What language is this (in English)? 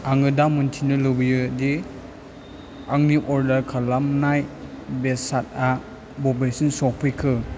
Bodo